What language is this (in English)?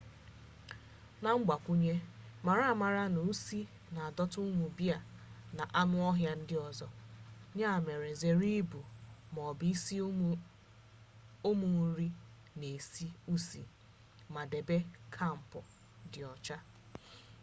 Igbo